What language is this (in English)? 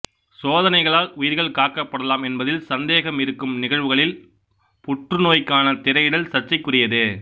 Tamil